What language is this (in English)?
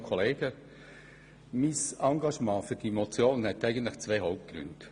Swiss German